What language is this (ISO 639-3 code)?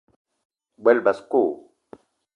eto